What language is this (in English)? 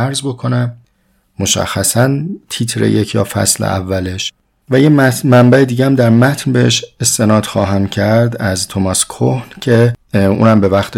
Persian